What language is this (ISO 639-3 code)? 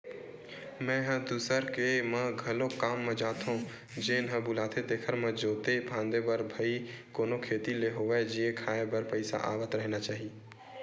hne